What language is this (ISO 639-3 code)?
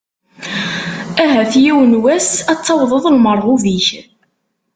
kab